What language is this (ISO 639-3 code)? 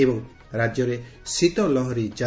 ori